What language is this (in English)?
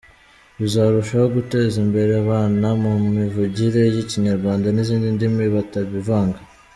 Kinyarwanda